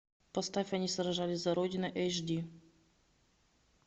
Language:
Russian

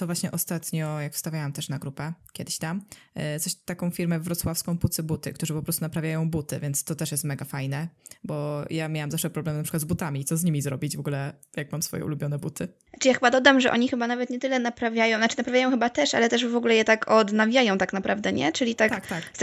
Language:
Polish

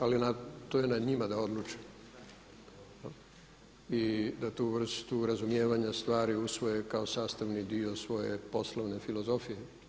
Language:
Croatian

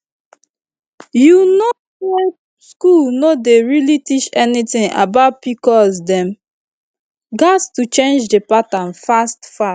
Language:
Nigerian Pidgin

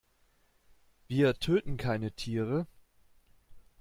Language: German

